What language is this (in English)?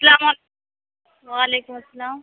Urdu